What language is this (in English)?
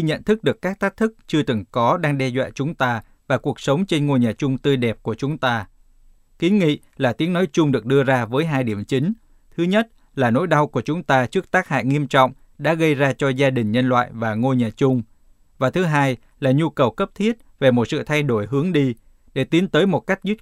Vietnamese